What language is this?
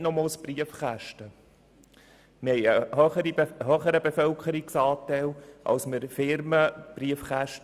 Swiss German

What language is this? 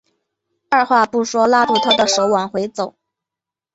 Chinese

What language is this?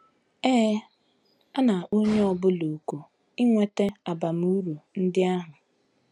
Igbo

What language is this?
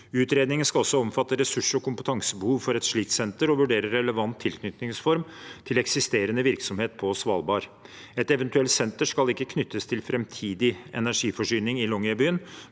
Norwegian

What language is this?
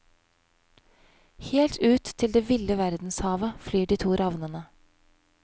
Norwegian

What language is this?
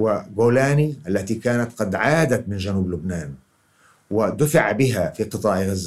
Arabic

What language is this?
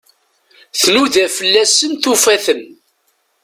Kabyle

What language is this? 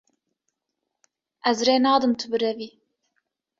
Kurdish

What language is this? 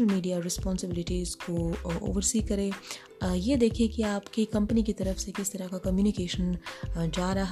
Hindi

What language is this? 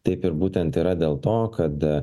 Lithuanian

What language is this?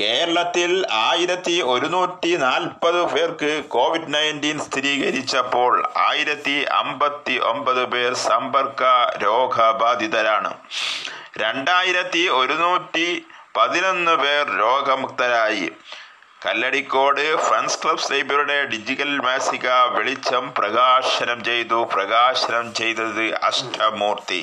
Malayalam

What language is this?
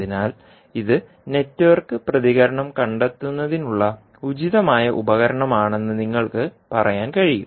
Malayalam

